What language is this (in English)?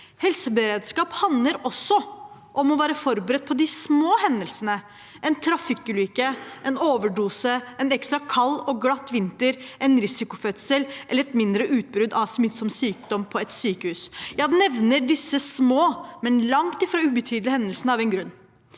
Norwegian